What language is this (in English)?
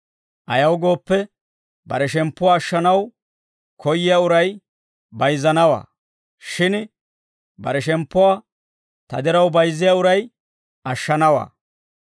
Dawro